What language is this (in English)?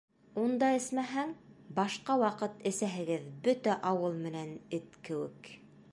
Bashkir